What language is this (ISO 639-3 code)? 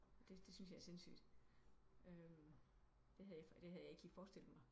dan